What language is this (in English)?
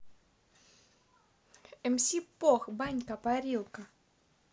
Russian